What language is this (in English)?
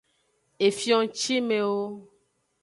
Aja (Benin)